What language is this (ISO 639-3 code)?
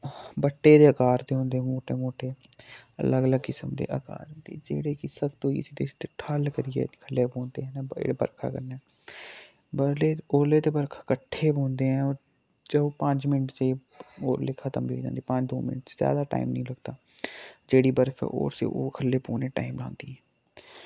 doi